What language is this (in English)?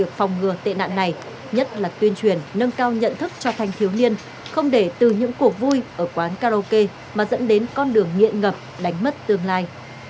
Vietnamese